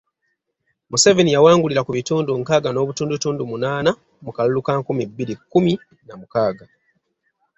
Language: Ganda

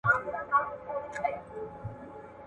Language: Pashto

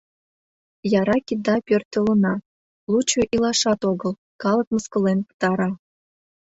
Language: Mari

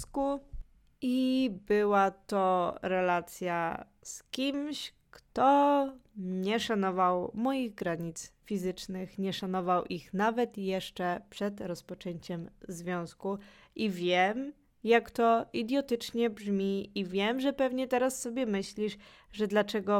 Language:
Polish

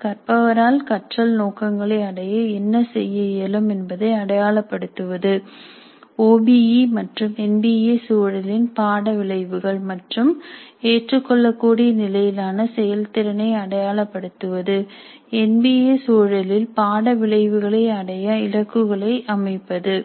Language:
Tamil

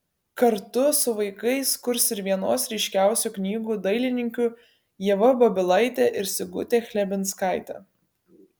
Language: Lithuanian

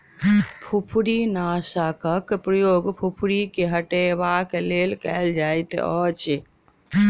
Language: Maithili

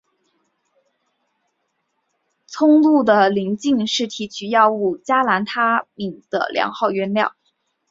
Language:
Chinese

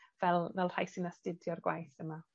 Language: Welsh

